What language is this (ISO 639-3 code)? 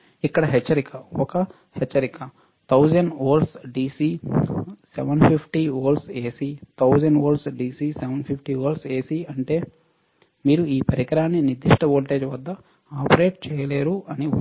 tel